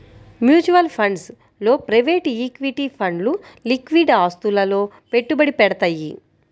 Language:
Telugu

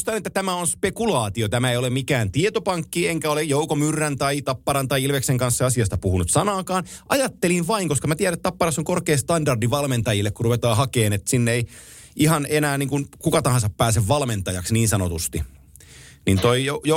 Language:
Finnish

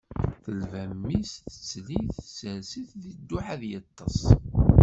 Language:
Kabyle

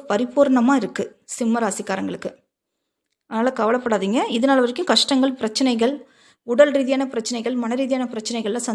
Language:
Tamil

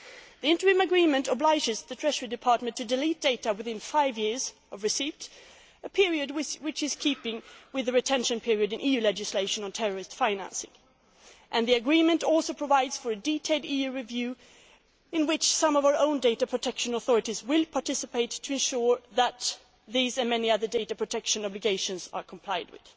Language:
English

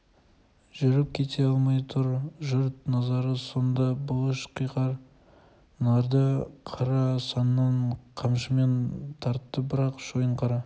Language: Kazakh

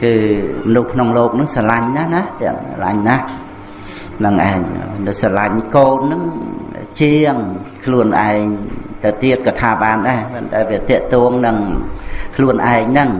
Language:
Vietnamese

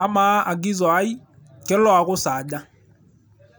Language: Masai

